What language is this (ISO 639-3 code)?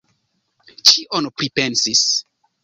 epo